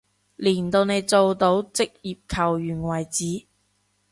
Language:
Cantonese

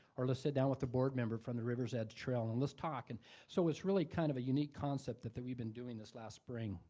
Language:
English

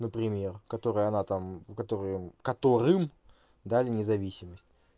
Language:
Russian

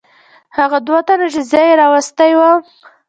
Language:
Pashto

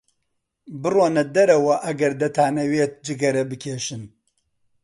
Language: Central Kurdish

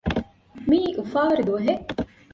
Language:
Divehi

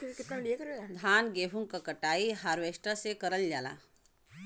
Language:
Bhojpuri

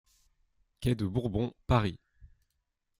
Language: French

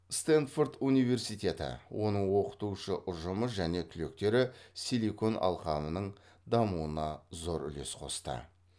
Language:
Kazakh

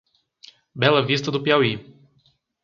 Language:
Portuguese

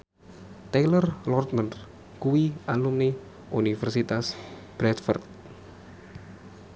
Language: Javanese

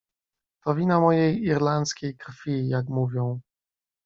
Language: Polish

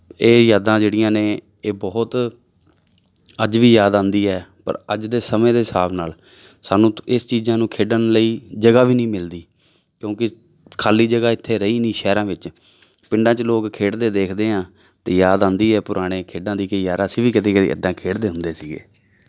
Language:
Punjabi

